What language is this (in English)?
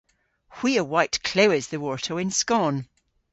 Cornish